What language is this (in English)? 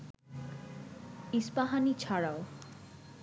Bangla